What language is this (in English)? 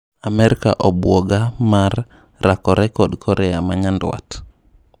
Luo (Kenya and Tanzania)